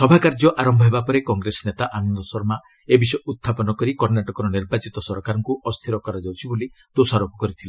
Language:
Odia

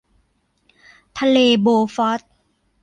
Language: Thai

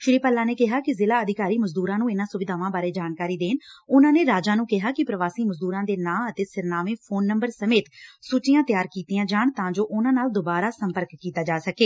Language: Punjabi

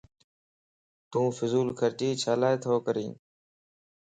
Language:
Lasi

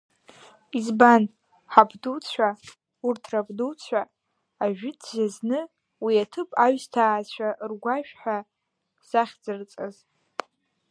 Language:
Abkhazian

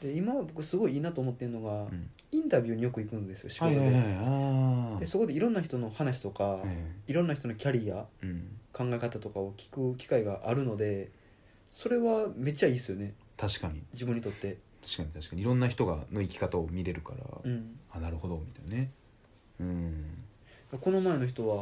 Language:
Japanese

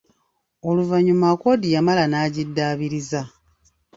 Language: Ganda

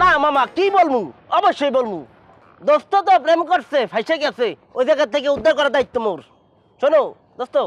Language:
Bangla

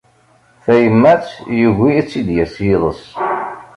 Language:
Kabyle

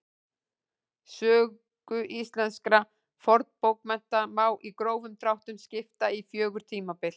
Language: Icelandic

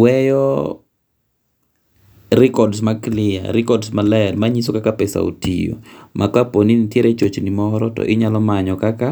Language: Luo (Kenya and Tanzania)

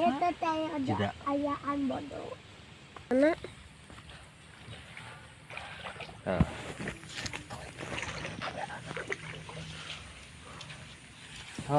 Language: Indonesian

